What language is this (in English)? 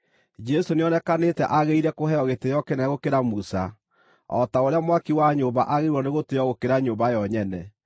Kikuyu